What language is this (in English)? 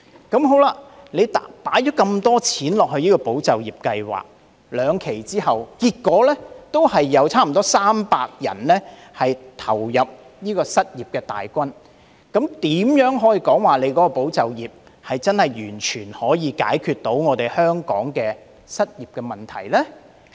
Cantonese